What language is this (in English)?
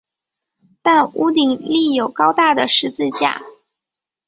Chinese